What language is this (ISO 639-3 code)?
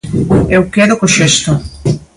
glg